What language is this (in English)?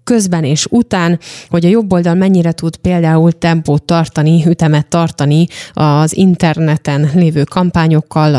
Hungarian